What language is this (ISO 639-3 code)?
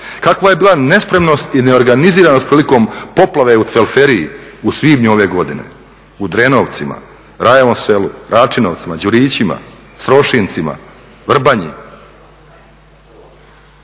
hrv